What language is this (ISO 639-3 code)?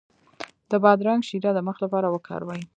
pus